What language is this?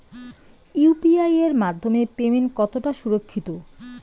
Bangla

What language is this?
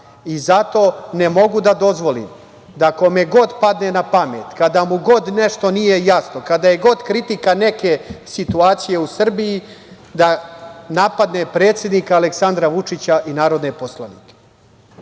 Serbian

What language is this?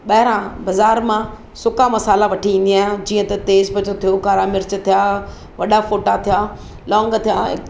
Sindhi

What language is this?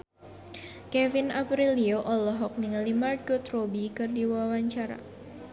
Sundanese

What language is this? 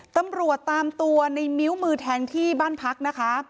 Thai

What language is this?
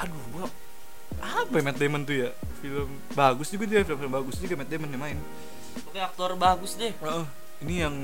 Indonesian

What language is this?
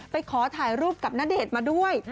Thai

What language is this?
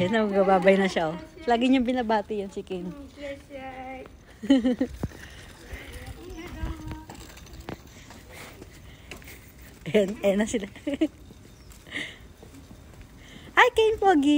Filipino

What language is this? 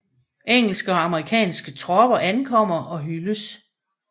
Danish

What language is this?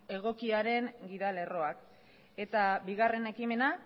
Basque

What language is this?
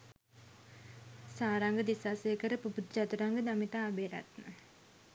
Sinhala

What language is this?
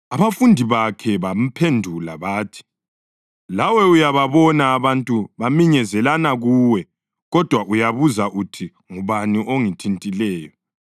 North Ndebele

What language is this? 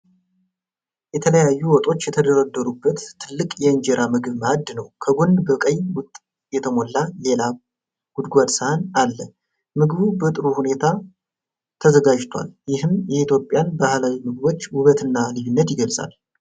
Amharic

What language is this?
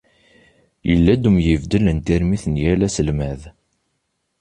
Kabyle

